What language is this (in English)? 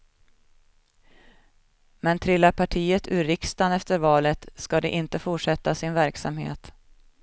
Swedish